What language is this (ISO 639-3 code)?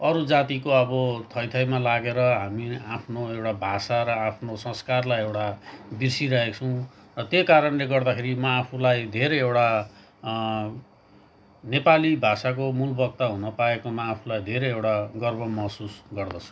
nep